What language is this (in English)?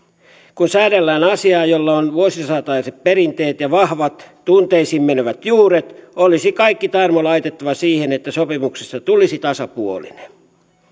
Finnish